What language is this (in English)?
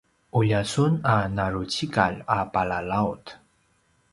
Paiwan